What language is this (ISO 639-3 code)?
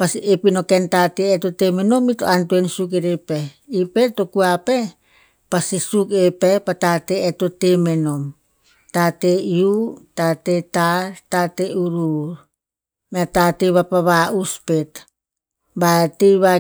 tpz